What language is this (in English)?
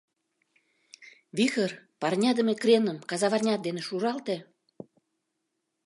Mari